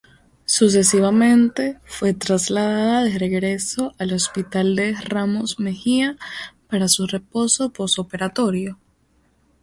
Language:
Spanish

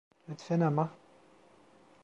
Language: Turkish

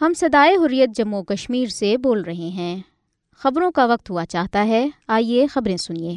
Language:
Urdu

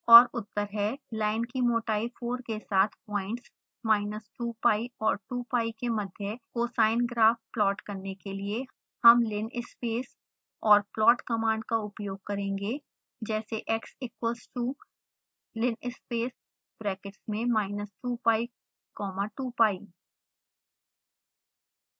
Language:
Hindi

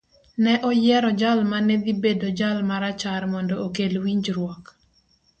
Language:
Luo (Kenya and Tanzania)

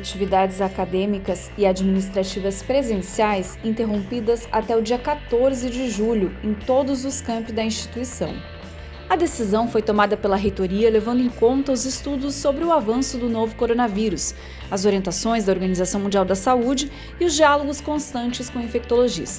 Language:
Portuguese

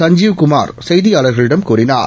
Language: Tamil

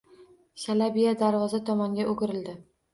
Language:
Uzbek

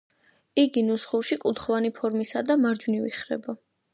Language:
Georgian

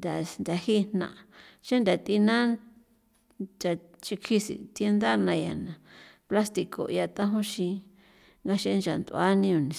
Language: San Felipe Otlaltepec Popoloca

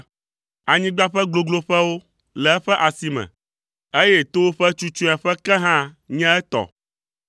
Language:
Ewe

